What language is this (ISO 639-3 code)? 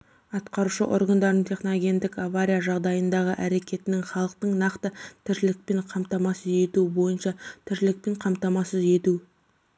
kaz